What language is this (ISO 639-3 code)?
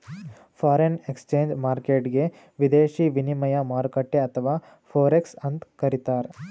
kan